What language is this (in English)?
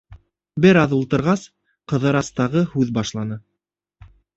Bashkir